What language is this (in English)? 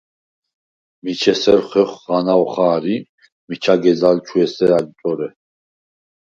Svan